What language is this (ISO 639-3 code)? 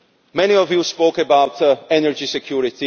eng